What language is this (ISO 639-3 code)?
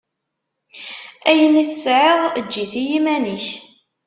kab